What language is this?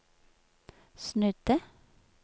Norwegian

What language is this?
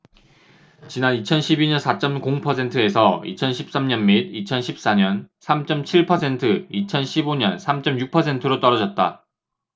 Korean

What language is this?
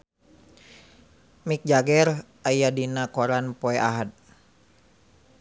Sundanese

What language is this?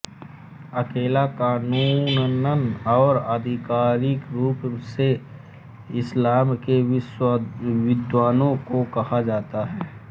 Hindi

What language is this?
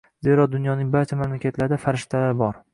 Uzbek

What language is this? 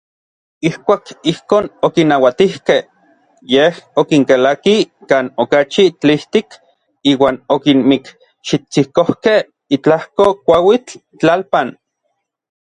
Orizaba Nahuatl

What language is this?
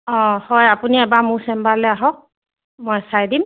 Assamese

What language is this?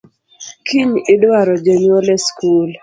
Luo (Kenya and Tanzania)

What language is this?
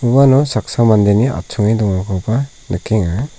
Garo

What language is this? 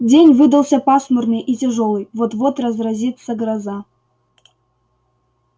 Russian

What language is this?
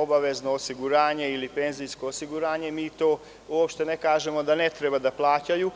Serbian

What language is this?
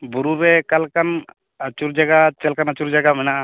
Santali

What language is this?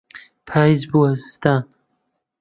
Central Kurdish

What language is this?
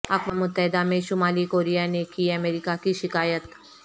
Urdu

